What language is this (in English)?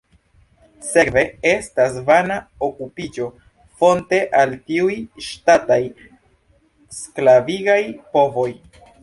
Esperanto